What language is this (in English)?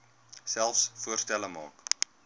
Afrikaans